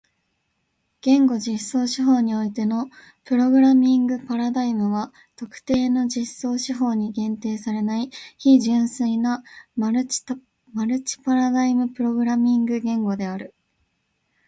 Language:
Japanese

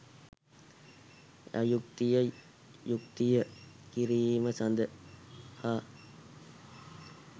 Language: Sinhala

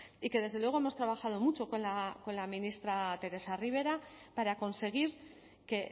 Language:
Spanish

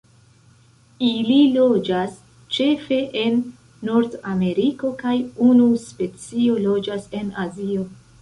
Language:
Esperanto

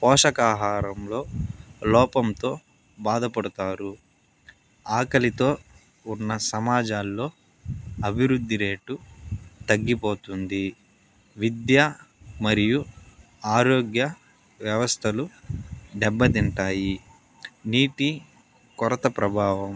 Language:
Telugu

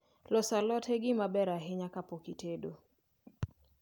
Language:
Luo (Kenya and Tanzania)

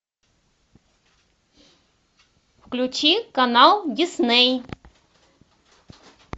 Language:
Russian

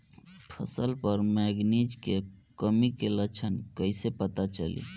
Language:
Bhojpuri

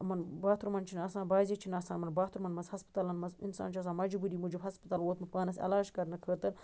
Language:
Kashmiri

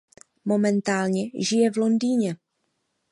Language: Czech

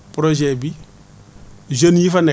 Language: Wolof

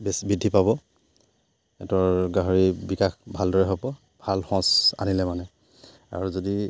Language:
Assamese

